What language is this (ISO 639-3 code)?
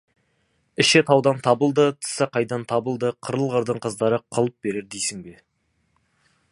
kaz